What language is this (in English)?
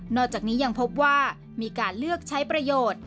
Thai